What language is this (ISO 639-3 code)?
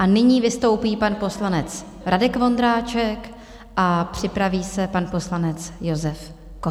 ces